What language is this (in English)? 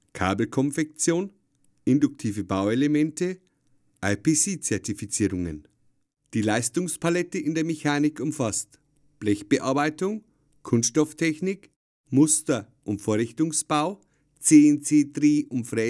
German